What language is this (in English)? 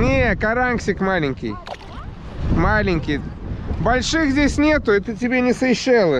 Russian